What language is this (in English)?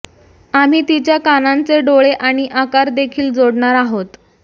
Marathi